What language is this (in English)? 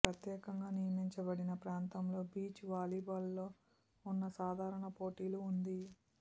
Telugu